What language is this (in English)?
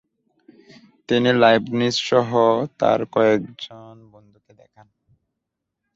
Bangla